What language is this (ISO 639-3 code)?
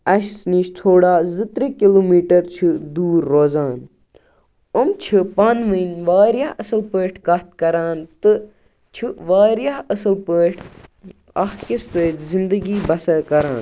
kas